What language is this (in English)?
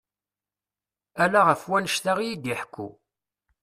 Kabyle